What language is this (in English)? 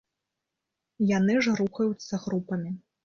Belarusian